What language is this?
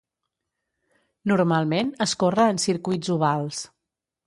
Catalan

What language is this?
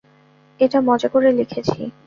Bangla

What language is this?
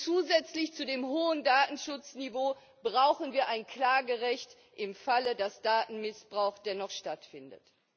German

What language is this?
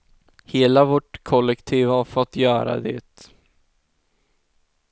Swedish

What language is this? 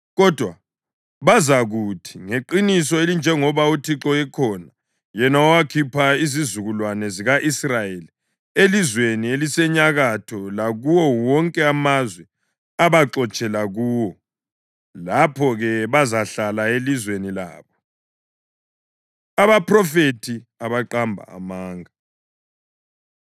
North Ndebele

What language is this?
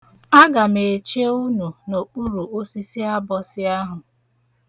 Igbo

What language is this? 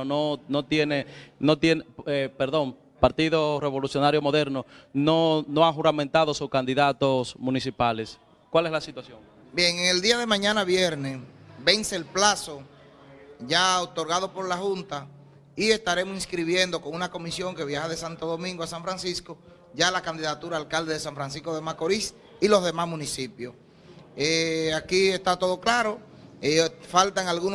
Spanish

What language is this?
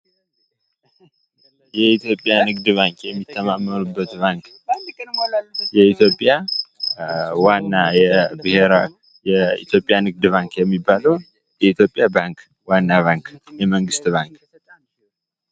Amharic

